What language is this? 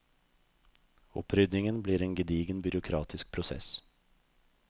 Norwegian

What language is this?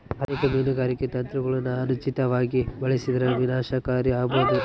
Kannada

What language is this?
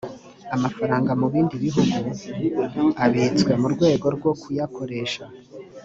Kinyarwanda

